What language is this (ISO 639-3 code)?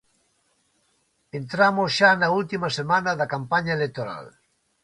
glg